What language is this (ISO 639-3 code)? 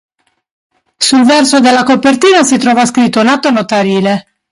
ita